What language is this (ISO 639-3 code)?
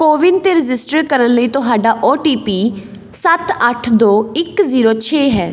pan